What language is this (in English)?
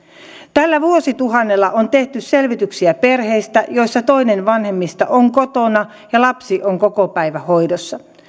Finnish